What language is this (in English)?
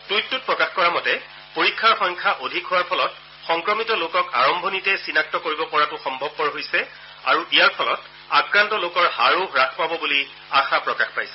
Assamese